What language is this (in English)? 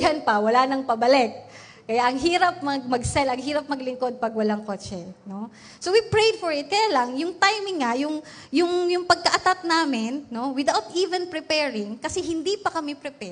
Filipino